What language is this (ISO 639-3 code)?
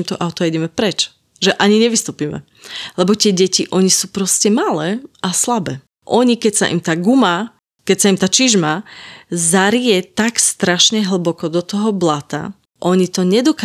slk